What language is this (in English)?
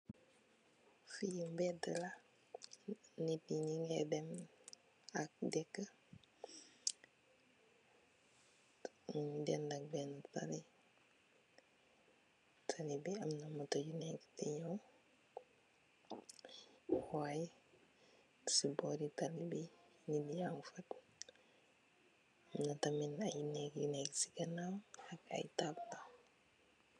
Wolof